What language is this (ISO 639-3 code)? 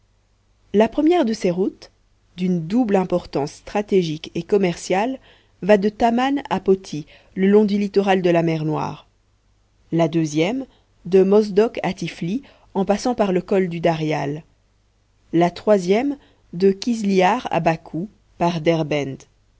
fra